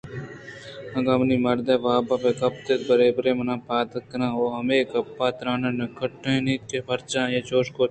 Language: Eastern Balochi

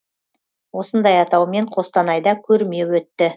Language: Kazakh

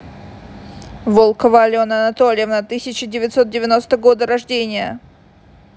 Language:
Russian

